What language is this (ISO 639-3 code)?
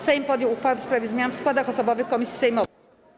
pol